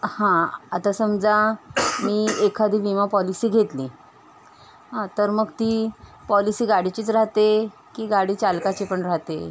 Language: Marathi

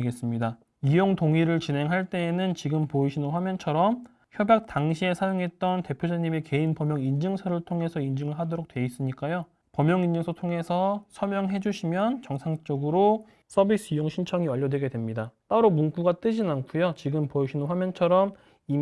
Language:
Korean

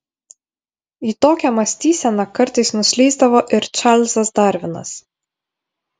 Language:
Lithuanian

